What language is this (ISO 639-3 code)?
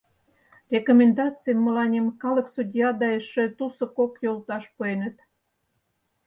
chm